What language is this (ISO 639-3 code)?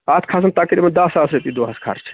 kas